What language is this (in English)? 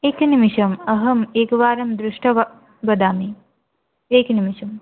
Sanskrit